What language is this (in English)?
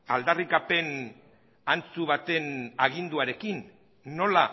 Basque